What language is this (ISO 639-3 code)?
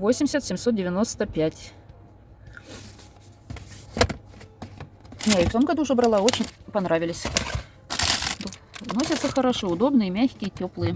rus